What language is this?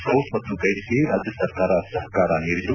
Kannada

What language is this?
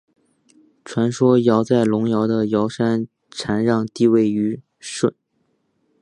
Chinese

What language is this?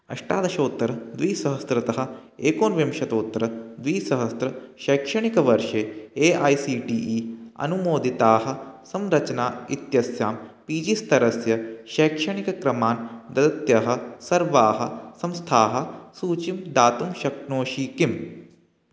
Sanskrit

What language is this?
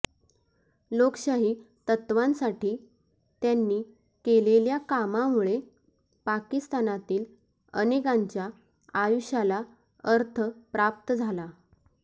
Marathi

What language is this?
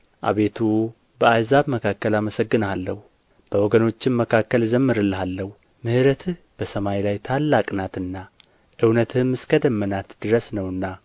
Amharic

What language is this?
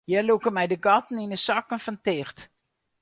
Western Frisian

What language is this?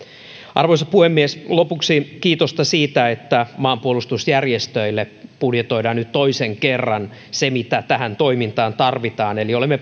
Finnish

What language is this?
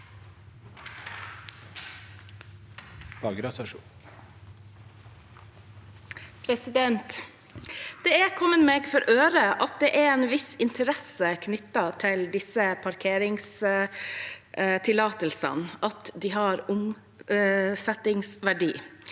Norwegian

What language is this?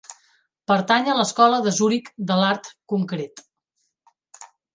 Catalan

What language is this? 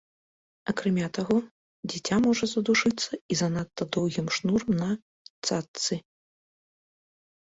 Belarusian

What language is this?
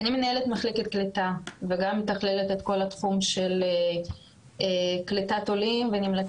Hebrew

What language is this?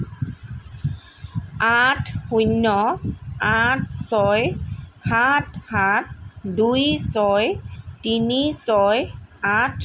Assamese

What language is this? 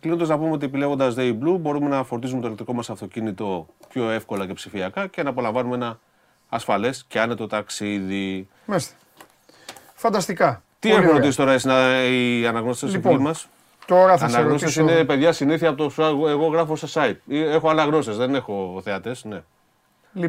Greek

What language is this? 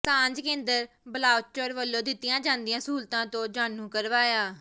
Punjabi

